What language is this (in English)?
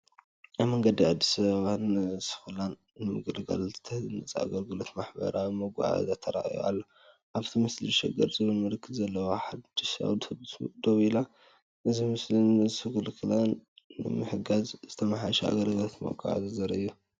Tigrinya